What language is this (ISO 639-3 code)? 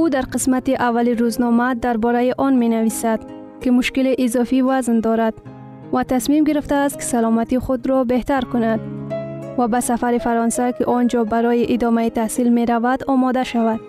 fas